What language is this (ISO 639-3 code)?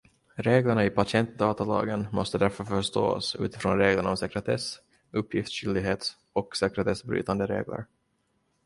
swe